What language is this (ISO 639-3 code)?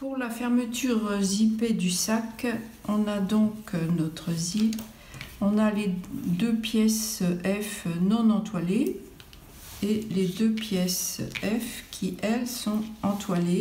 fra